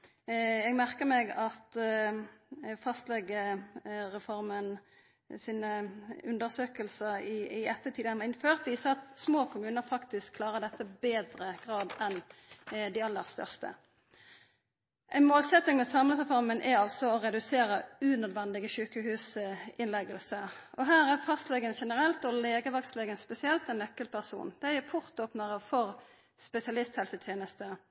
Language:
Norwegian Nynorsk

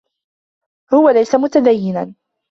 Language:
Arabic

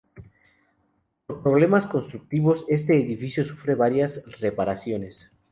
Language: Spanish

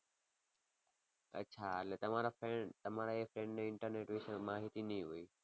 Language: Gujarati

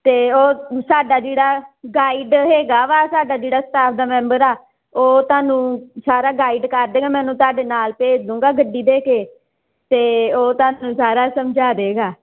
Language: Punjabi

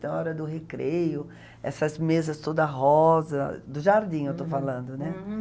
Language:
Portuguese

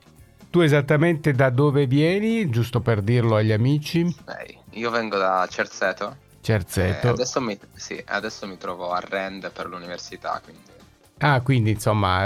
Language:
Italian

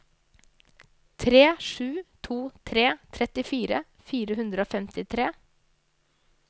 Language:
Norwegian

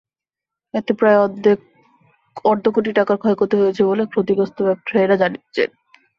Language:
Bangla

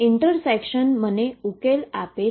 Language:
Gujarati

